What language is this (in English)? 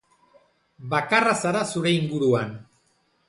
Basque